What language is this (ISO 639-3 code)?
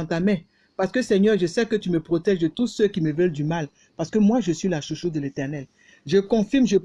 fra